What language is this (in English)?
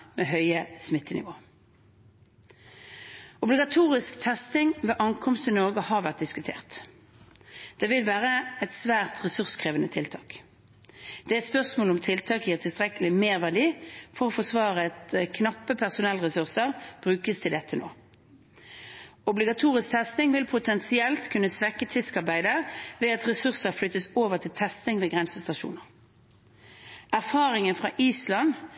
Norwegian Bokmål